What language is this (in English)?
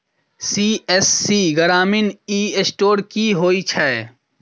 Maithili